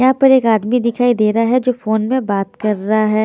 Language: Hindi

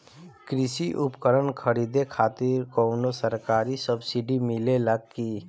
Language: Bhojpuri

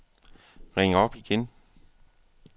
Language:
Danish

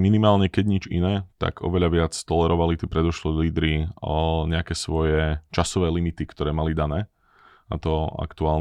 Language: Slovak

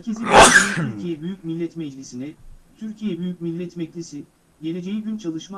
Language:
Turkish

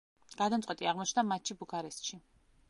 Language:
Georgian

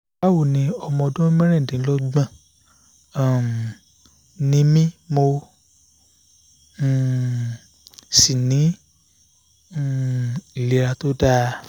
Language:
Yoruba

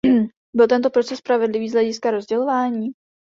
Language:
Czech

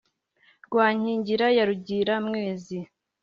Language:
Kinyarwanda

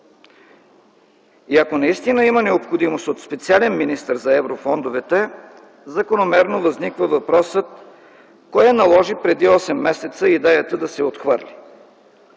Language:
Bulgarian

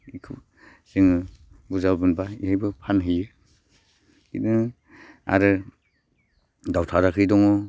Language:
Bodo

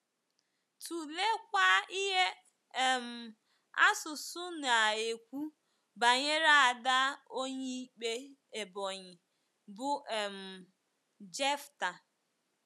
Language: Igbo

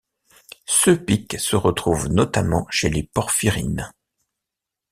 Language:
French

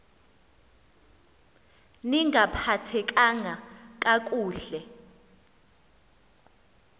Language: Xhosa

